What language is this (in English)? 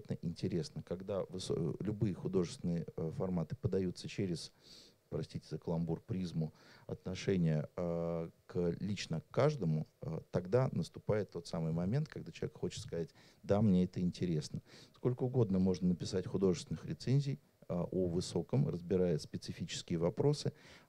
Russian